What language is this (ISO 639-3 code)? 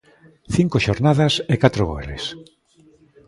glg